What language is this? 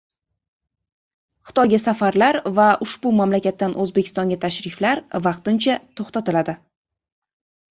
Uzbek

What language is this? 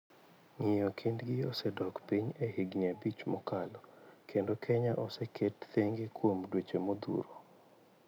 Luo (Kenya and Tanzania)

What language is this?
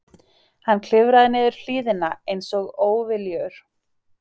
Icelandic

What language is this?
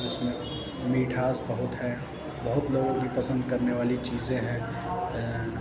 Urdu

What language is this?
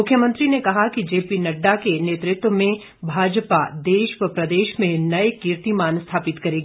Hindi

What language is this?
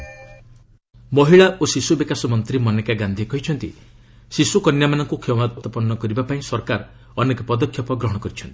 Odia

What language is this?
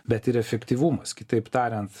Lithuanian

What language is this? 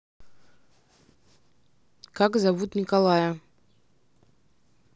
Russian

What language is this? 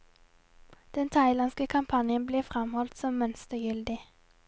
Norwegian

